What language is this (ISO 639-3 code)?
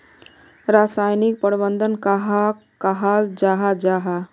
mag